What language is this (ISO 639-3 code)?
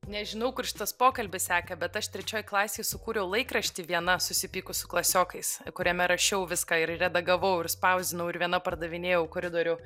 lit